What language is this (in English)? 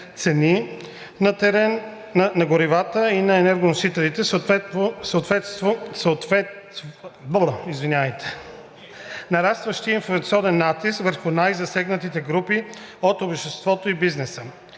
Bulgarian